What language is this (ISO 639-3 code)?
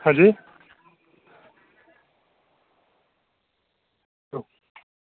doi